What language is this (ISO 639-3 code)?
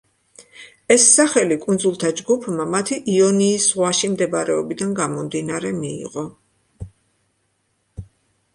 kat